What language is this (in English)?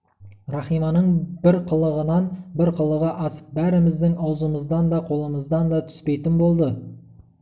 Kazakh